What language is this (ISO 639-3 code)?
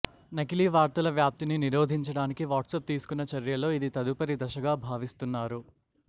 tel